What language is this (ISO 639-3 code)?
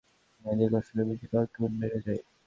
ben